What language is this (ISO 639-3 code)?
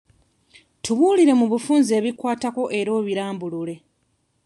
lug